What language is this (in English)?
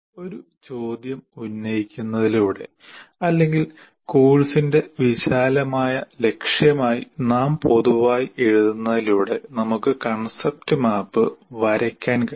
Malayalam